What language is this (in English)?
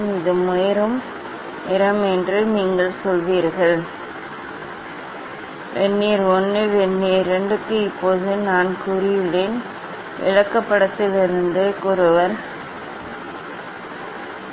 Tamil